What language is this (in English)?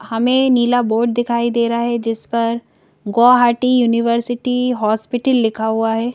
Hindi